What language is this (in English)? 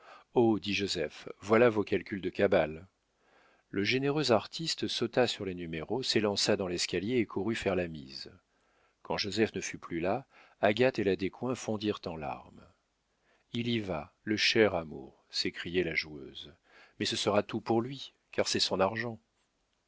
French